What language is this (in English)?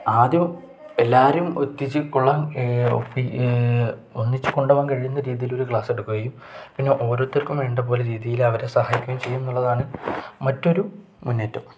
Malayalam